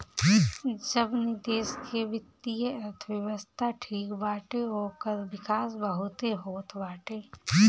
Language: Bhojpuri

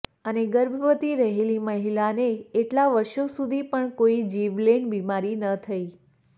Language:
Gujarati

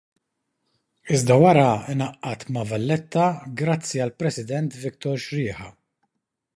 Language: Maltese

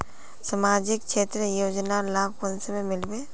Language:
Magahi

